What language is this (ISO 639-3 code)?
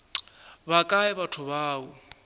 nso